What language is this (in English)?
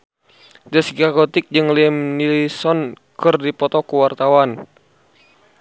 Sundanese